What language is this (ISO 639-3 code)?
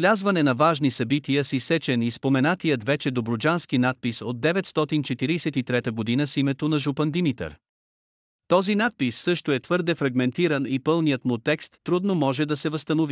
bul